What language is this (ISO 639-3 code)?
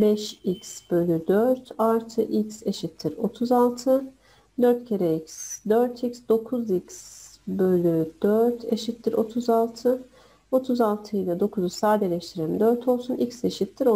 tur